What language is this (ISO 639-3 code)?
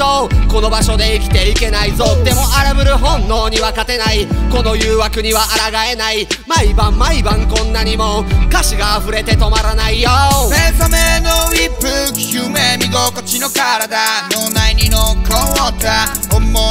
jpn